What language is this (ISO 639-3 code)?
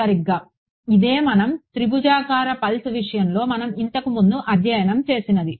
tel